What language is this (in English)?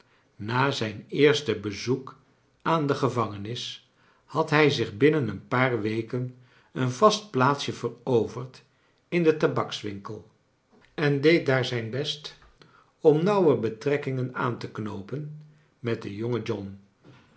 Dutch